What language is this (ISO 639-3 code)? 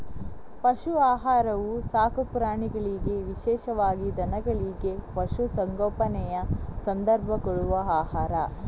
kan